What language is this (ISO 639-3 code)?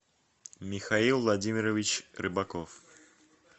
rus